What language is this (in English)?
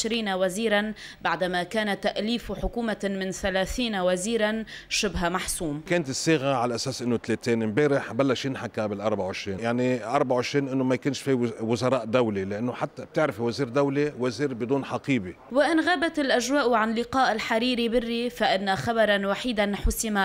Arabic